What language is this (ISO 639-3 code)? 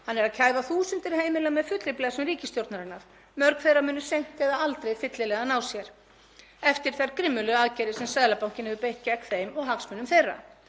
isl